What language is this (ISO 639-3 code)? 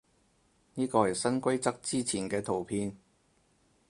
yue